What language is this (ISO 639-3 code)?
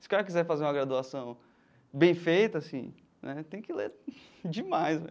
por